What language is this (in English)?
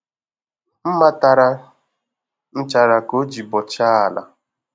Igbo